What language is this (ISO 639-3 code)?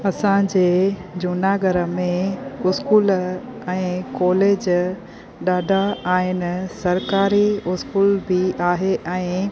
snd